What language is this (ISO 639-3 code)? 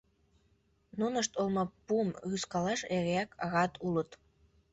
chm